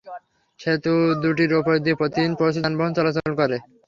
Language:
Bangla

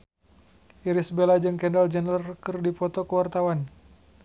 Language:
Sundanese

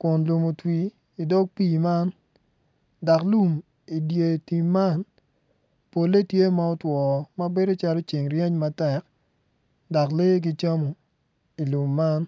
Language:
Acoli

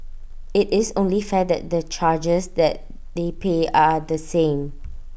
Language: English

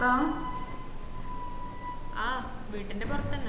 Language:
Malayalam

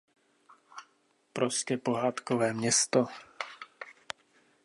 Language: Czech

